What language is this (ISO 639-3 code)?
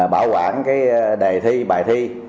vie